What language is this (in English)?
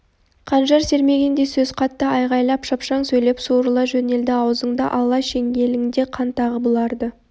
Kazakh